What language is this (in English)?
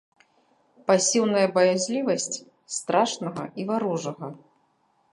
Belarusian